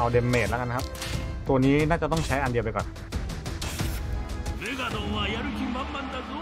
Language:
Thai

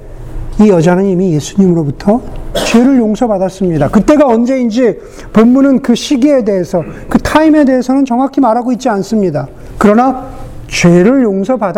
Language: Korean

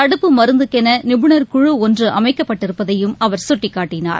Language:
Tamil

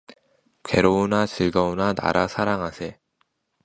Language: Korean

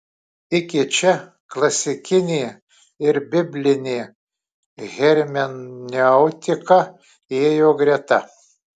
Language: Lithuanian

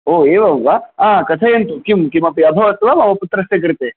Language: Sanskrit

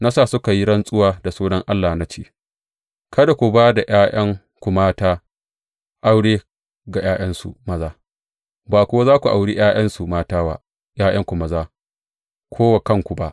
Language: Hausa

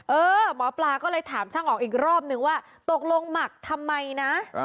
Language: Thai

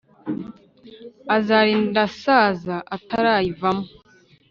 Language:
Kinyarwanda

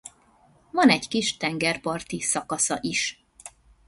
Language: Hungarian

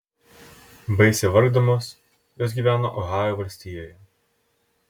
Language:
Lithuanian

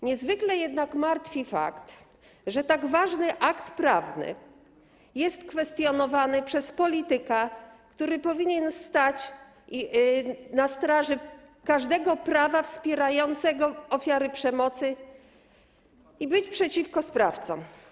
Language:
Polish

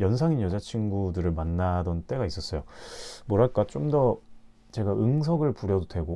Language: Korean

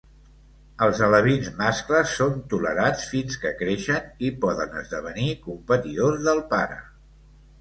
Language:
Catalan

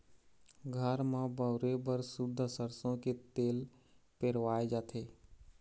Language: Chhattisgarhi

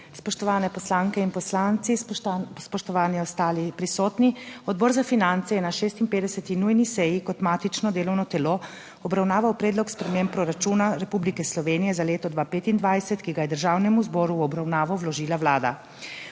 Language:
Slovenian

